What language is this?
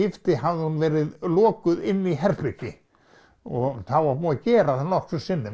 Icelandic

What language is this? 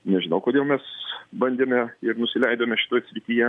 Lithuanian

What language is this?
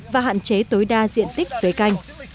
Vietnamese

